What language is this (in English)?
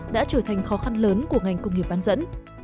Vietnamese